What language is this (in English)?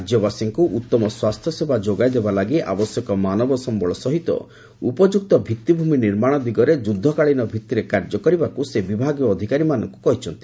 Odia